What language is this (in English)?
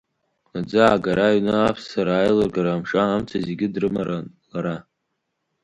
Abkhazian